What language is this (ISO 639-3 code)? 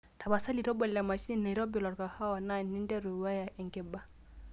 mas